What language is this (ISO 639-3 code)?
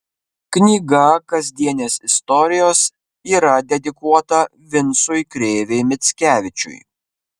lit